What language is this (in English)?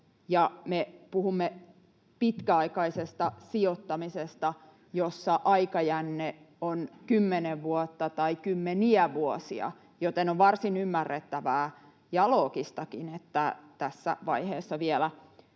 Finnish